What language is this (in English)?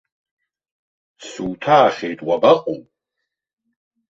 Abkhazian